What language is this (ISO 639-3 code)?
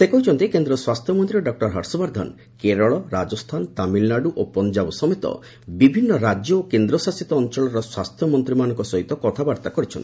ori